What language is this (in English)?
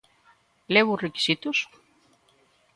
Galician